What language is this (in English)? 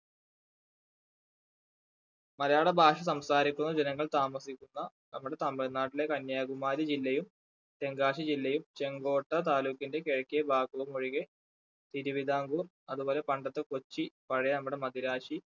Malayalam